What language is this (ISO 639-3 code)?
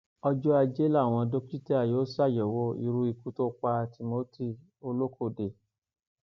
yor